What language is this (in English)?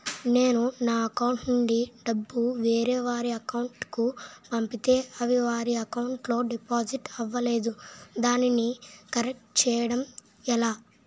Telugu